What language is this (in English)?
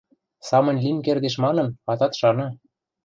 Western Mari